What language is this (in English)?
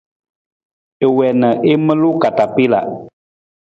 Nawdm